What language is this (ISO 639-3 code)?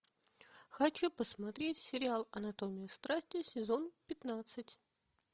rus